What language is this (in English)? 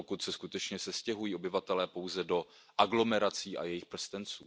Czech